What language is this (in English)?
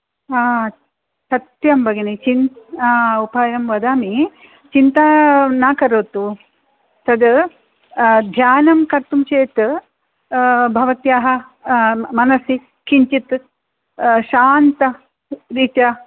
Sanskrit